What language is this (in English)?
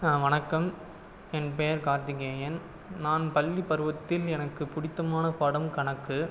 Tamil